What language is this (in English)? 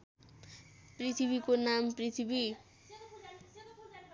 Nepali